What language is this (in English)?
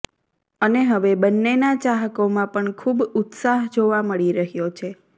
Gujarati